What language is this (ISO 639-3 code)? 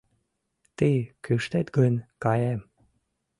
chm